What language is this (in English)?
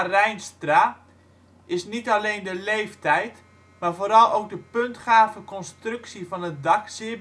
Dutch